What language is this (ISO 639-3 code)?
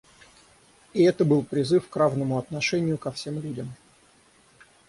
rus